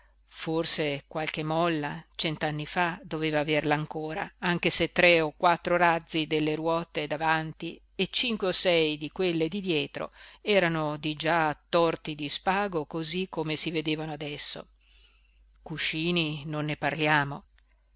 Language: Italian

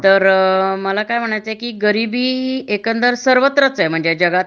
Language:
Marathi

